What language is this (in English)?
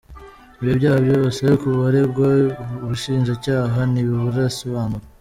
Kinyarwanda